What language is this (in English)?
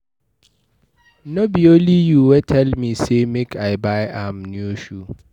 Nigerian Pidgin